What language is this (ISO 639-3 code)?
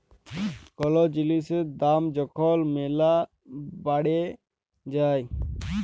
ben